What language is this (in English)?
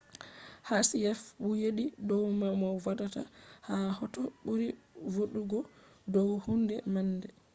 Fula